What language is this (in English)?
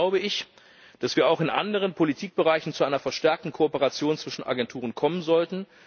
German